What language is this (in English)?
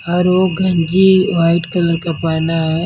Hindi